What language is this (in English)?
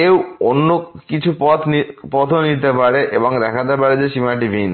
Bangla